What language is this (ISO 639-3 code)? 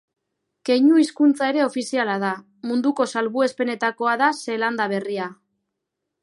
eus